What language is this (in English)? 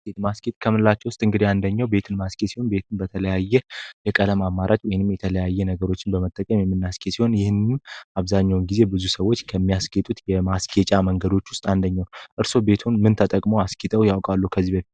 Amharic